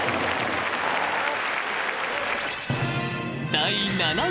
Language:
Japanese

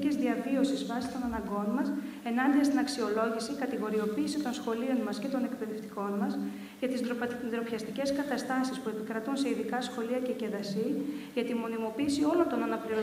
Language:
Greek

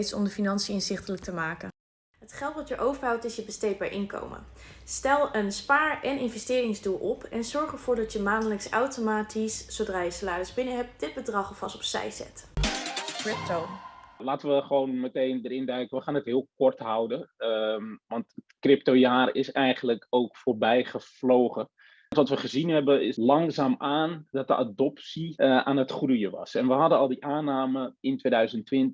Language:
Dutch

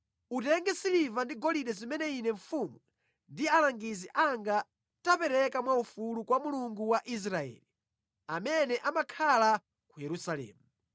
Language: Nyanja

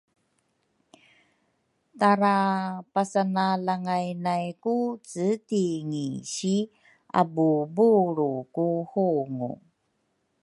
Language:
Rukai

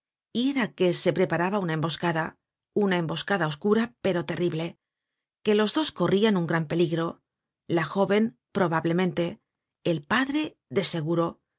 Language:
Spanish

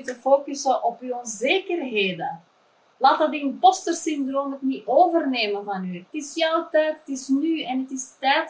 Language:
Dutch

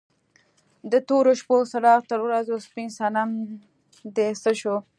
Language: Pashto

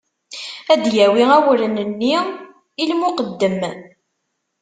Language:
Kabyle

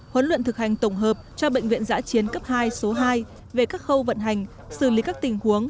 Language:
Vietnamese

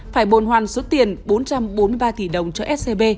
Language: Vietnamese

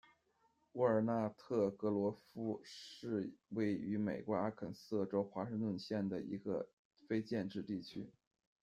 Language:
Chinese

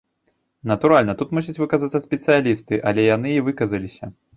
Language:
Belarusian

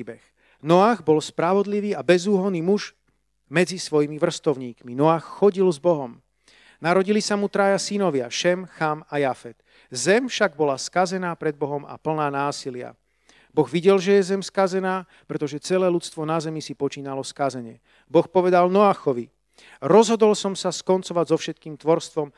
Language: Slovak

